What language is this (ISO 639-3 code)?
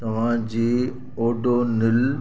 snd